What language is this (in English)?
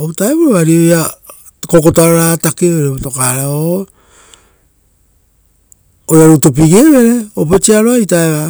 Rotokas